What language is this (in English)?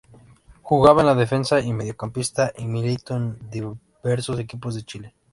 Spanish